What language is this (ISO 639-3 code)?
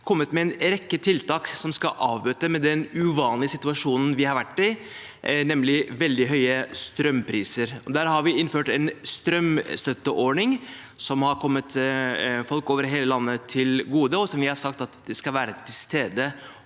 nor